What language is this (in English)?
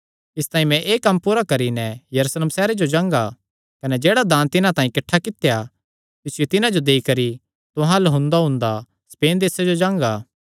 Kangri